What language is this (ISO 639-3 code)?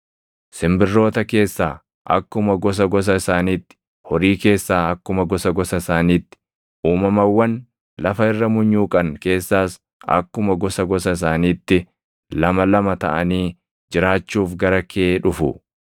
orm